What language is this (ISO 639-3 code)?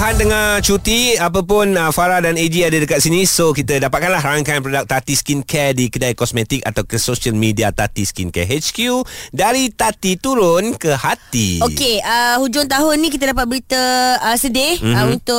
msa